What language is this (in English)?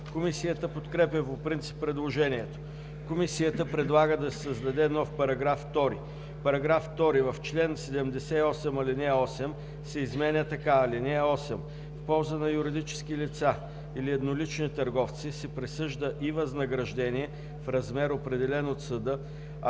Bulgarian